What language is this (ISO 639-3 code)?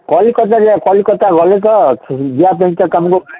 ori